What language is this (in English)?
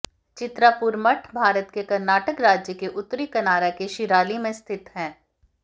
Hindi